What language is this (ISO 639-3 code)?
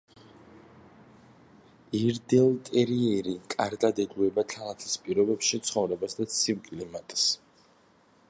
kat